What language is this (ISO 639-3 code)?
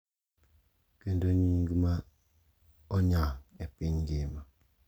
luo